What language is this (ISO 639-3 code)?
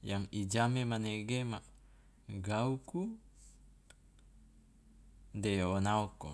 loa